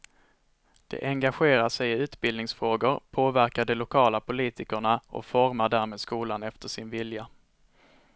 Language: Swedish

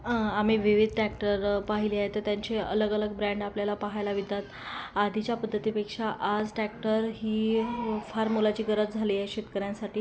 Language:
Marathi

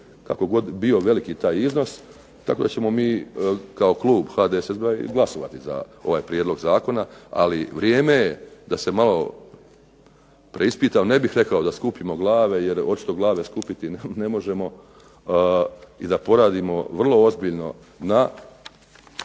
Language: Croatian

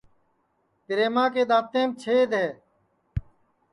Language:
Sansi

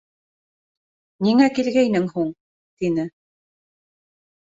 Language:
Bashkir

